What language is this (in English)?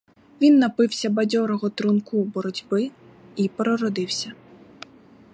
Ukrainian